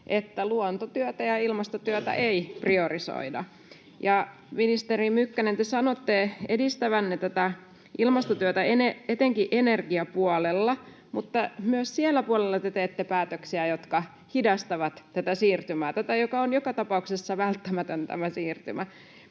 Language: Finnish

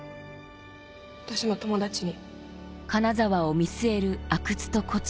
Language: Japanese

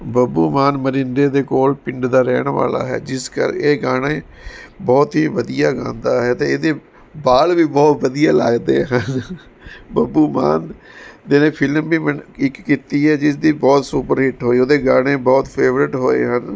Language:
Punjabi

